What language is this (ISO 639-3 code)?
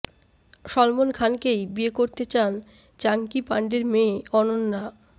ben